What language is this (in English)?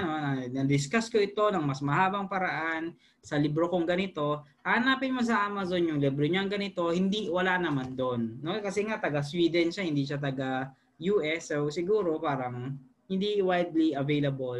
Filipino